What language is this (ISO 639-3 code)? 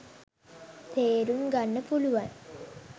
sin